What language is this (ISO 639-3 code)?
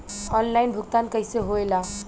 bho